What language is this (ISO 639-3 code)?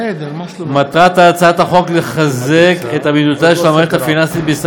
heb